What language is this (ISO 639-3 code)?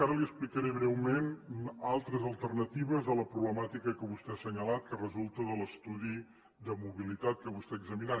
cat